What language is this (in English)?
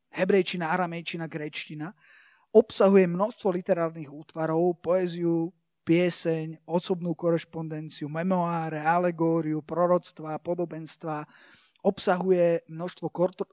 Slovak